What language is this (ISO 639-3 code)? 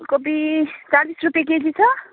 nep